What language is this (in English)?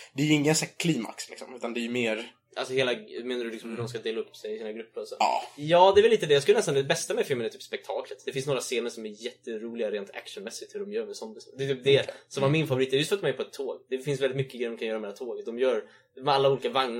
Swedish